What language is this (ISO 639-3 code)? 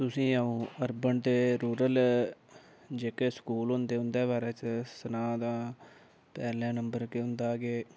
doi